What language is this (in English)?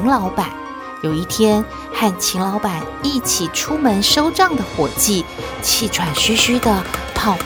Chinese